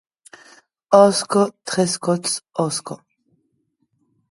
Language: Occitan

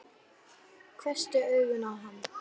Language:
Icelandic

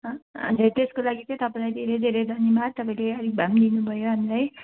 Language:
Nepali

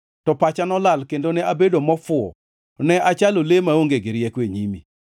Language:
Luo (Kenya and Tanzania)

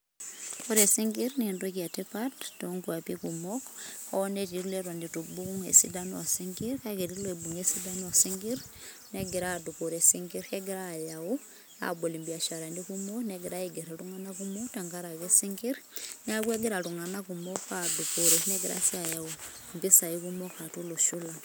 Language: Masai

